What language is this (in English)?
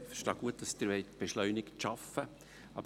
Swiss German